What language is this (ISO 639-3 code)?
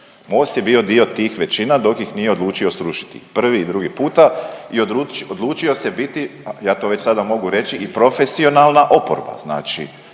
hrv